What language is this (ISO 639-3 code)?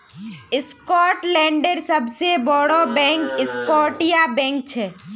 mag